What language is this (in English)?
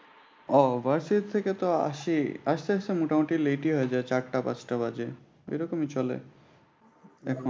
Bangla